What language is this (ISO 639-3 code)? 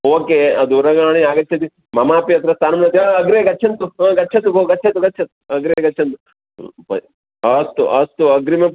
san